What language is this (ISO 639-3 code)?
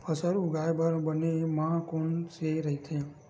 hne